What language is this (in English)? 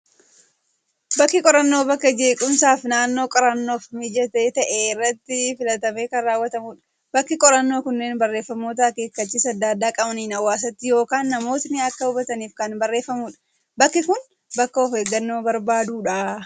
Oromo